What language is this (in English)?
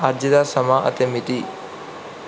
Punjabi